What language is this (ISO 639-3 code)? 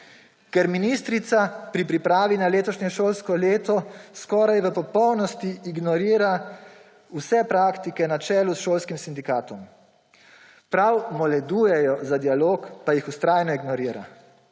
slv